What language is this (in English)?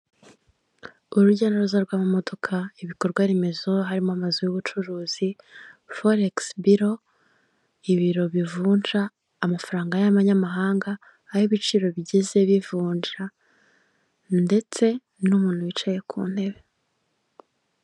Kinyarwanda